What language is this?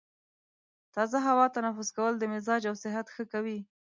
Pashto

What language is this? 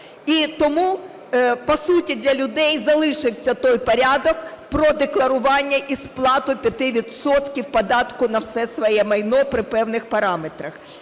Ukrainian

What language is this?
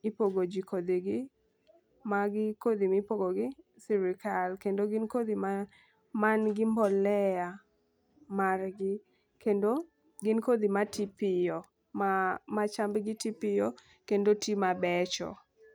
Luo (Kenya and Tanzania)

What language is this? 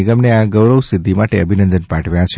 Gujarati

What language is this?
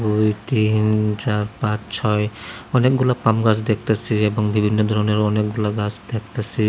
Bangla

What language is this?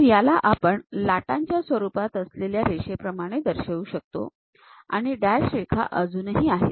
Marathi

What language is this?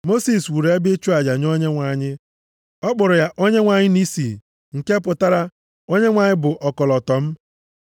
Igbo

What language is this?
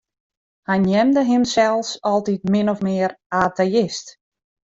Western Frisian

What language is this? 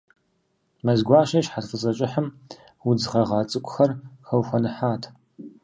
Kabardian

